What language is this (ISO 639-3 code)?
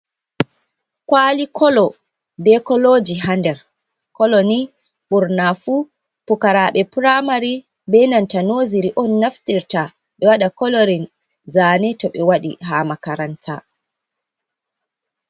ful